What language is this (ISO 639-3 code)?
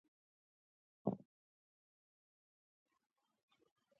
pus